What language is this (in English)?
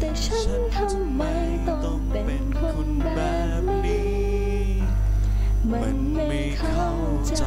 Thai